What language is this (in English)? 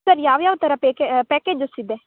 Kannada